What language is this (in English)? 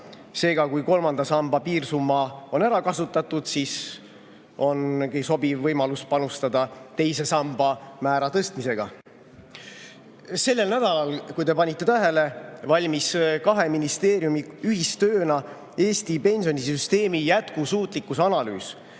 Estonian